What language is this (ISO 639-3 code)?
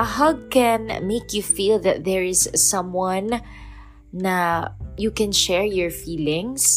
fil